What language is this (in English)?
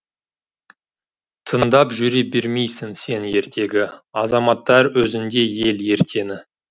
Kazakh